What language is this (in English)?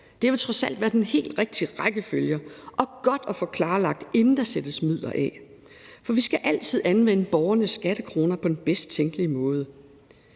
Danish